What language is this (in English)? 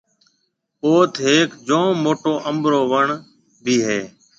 Marwari (Pakistan)